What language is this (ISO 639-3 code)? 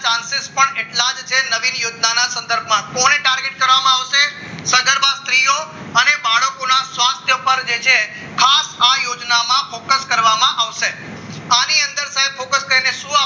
guj